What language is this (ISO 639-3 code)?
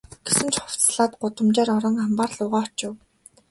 mon